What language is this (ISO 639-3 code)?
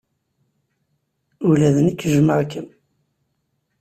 kab